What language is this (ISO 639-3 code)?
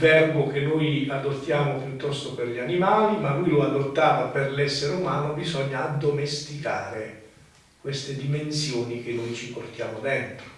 ita